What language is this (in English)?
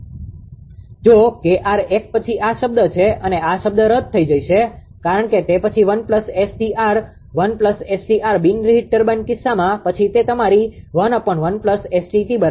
Gujarati